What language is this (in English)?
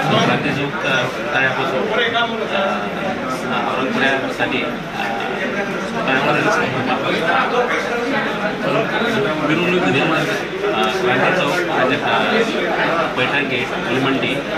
Indonesian